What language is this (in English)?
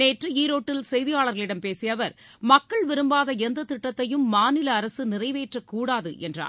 Tamil